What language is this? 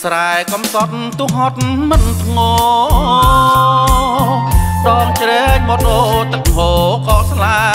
Thai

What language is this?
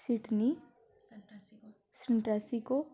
Dogri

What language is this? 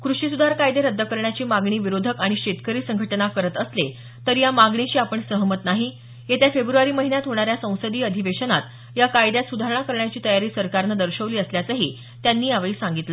Marathi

